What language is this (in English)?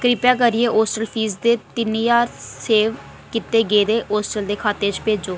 Dogri